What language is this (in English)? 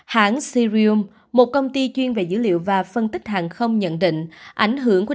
Vietnamese